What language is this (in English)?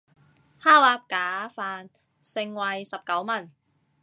Cantonese